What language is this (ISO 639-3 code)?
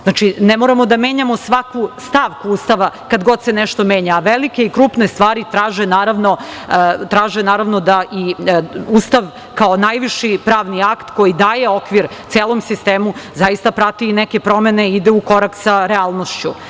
srp